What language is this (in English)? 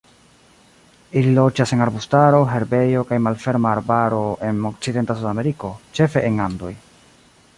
Esperanto